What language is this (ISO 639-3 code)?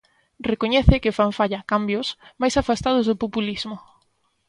glg